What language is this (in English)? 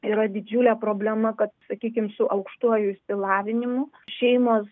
Lithuanian